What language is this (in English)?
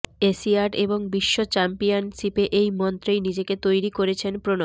Bangla